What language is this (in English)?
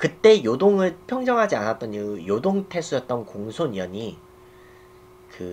Korean